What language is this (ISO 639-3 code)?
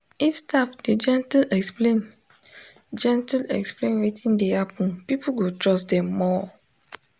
pcm